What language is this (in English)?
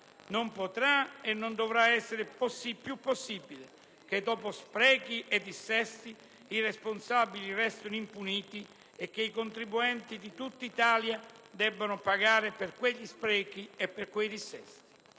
Italian